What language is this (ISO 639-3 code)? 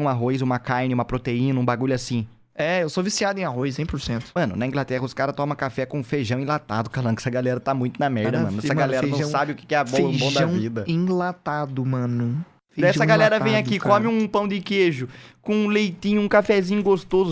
por